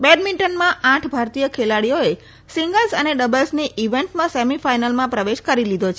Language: Gujarati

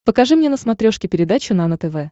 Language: Russian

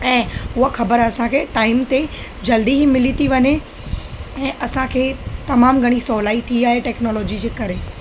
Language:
Sindhi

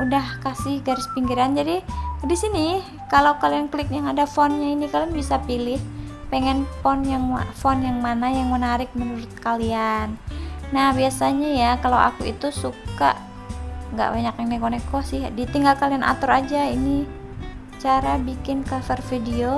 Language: Indonesian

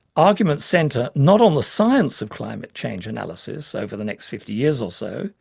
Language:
English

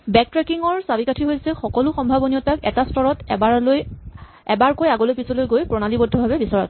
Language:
Assamese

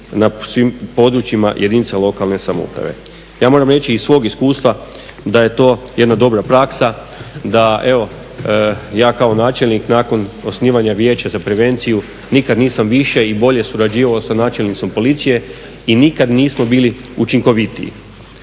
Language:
Croatian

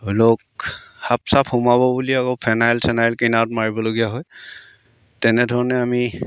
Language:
Assamese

